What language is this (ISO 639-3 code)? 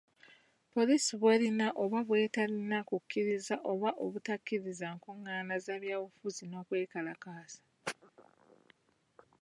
lug